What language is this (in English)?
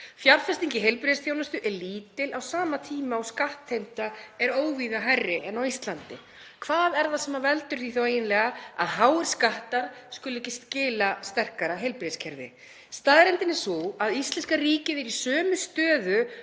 Icelandic